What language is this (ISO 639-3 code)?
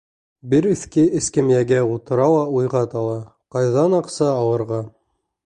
bak